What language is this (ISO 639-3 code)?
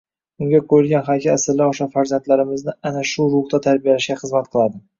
uzb